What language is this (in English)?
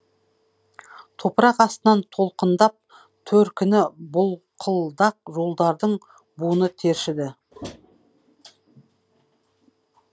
Kazakh